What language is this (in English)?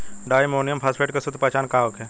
Bhojpuri